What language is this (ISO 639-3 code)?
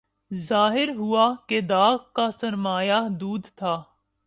urd